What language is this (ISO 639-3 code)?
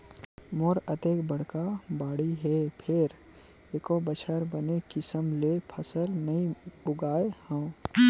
hne